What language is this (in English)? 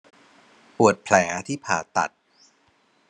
Thai